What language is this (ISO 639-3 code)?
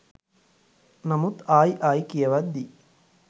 sin